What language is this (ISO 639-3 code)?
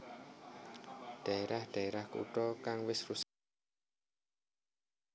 jav